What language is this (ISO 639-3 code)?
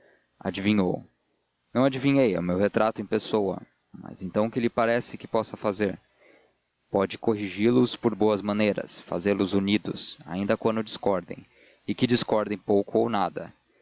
por